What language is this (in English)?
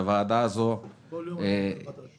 Hebrew